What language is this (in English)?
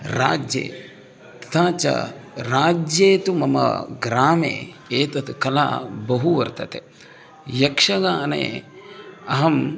Sanskrit